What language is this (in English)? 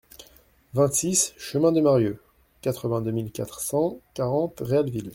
French